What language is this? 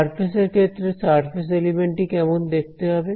Bangla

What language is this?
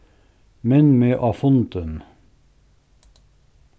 Faroese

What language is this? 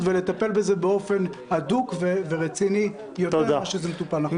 Hebrew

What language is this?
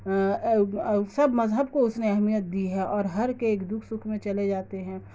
Urdu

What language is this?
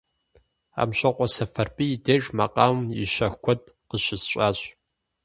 Kabardian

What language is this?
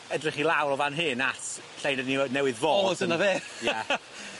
Welsh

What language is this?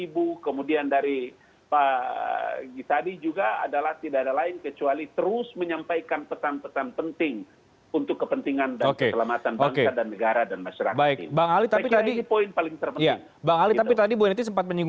Indonesian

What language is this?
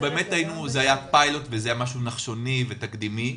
Hebrew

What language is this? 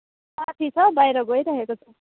Nepali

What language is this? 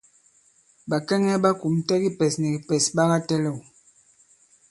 Bankon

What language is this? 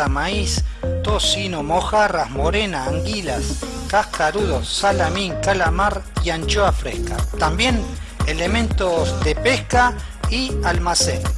Spanish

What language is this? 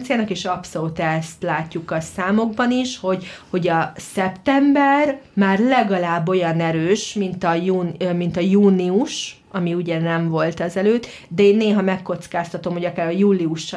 Hungarian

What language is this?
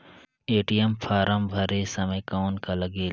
Chhattisgarhi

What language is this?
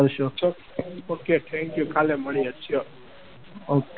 Gujarati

